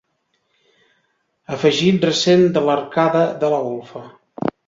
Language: Catalan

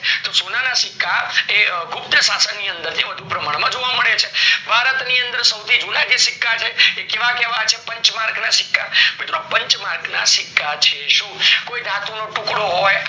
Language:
Gujarati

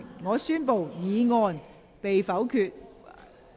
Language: Cantonese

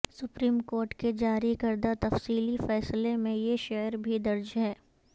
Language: Urdu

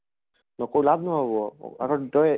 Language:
Assamese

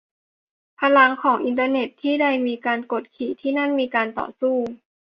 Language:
Thai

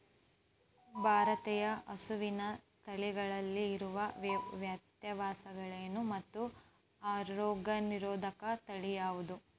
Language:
Kannada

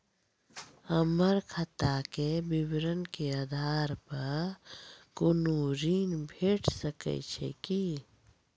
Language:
Maithili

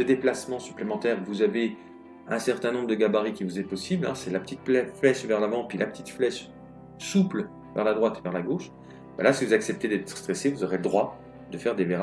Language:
French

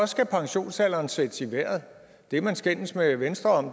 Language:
Danish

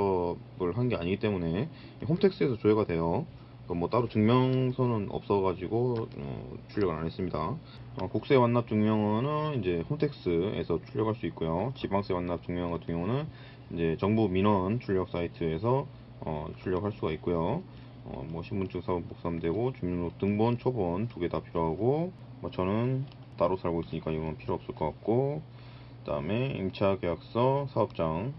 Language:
Korean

